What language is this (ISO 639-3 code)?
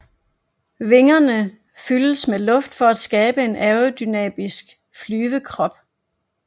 dan